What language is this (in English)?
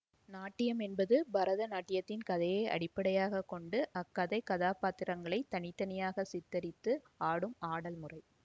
Tamil